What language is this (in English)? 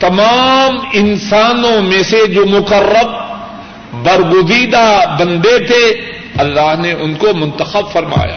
Urdu